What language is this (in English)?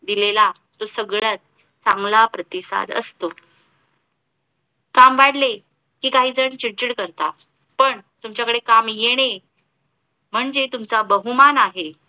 Marathi